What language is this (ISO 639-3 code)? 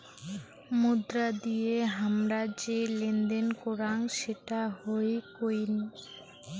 ben